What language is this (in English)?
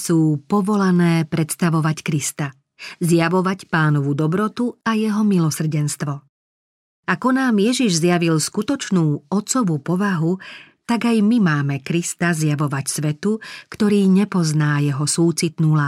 Slovak